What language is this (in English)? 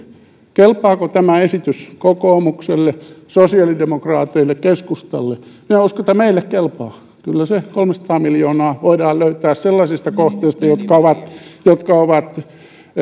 Finnish